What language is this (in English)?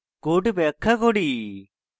Bangla